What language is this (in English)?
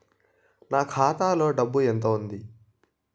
Telugu